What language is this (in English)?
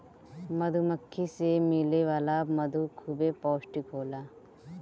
Bhojpuri